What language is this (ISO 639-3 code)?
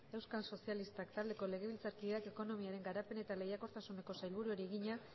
eus